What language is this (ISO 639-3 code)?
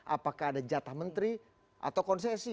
ind